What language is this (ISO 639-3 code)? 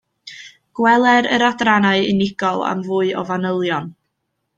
cym